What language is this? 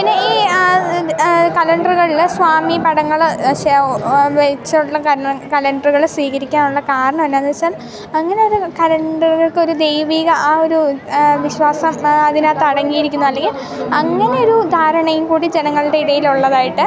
Malayalam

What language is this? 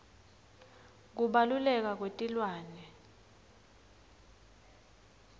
Swati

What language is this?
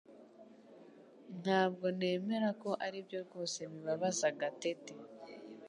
Kinyarwanda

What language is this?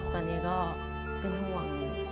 Thai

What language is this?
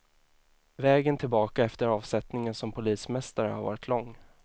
Swedish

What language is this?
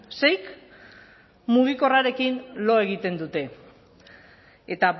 Basque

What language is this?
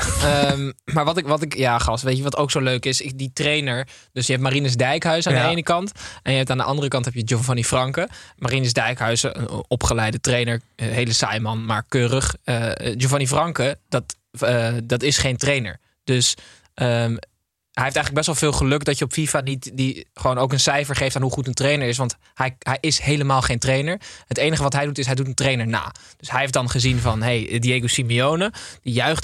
Dutch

